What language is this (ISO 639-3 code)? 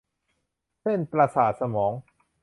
tha